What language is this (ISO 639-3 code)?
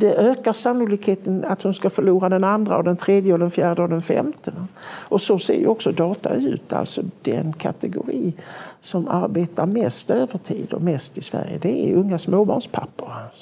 swe